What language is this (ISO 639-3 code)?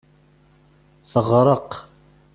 kab